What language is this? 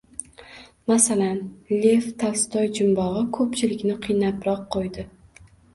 Uzbek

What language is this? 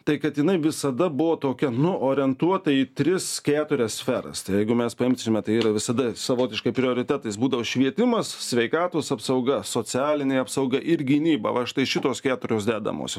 Lithuanian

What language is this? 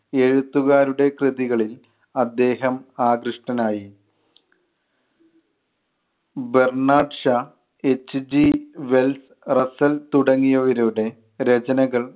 Malayalam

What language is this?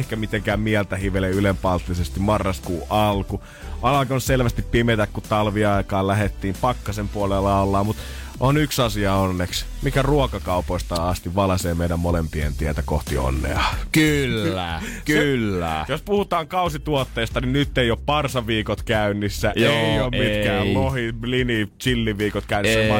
Finnish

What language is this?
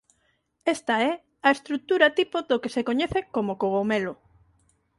Galician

